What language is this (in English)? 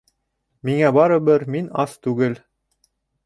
Bashkir